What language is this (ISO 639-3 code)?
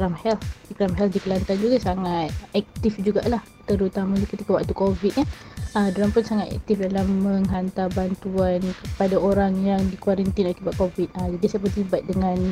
msa